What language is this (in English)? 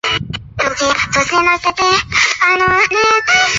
Chinese